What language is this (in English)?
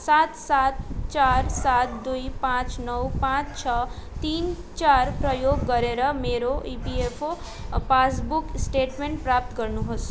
Nepali